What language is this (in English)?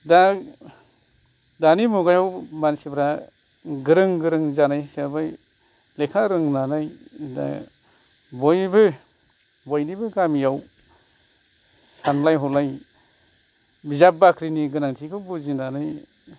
Bodo